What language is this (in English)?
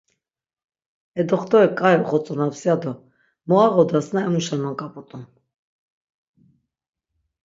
Laz